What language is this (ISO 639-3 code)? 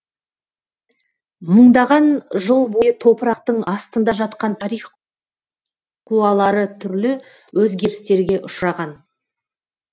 kaz